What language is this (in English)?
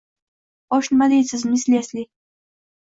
Uzbek